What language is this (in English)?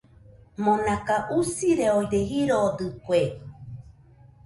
Nüpode Huitoto